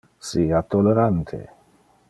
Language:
Interlingua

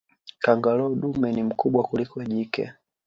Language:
Swahili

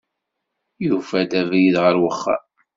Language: Kabyle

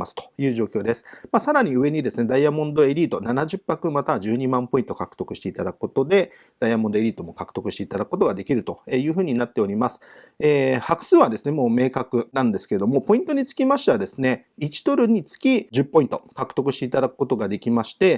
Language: Japanese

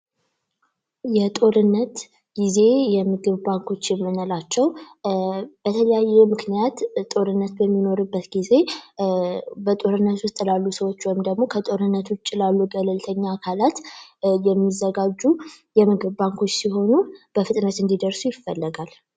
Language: Amharic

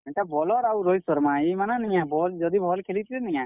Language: Odia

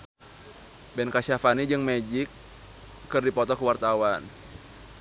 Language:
Sundanese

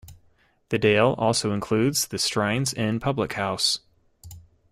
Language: English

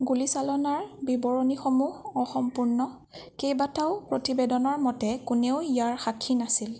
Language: Assamese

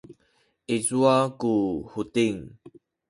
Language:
Sakizaya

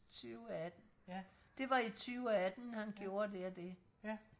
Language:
Danish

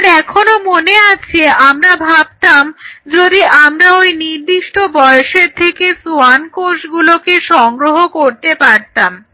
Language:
Bangla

